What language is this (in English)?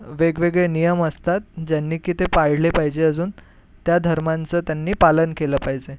Marathi